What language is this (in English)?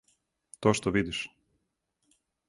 Serbian